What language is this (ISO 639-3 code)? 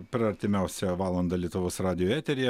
lit